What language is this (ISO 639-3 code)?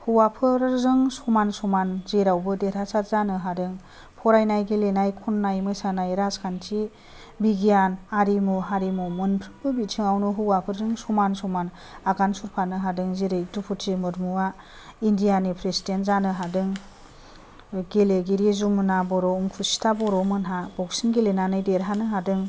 brx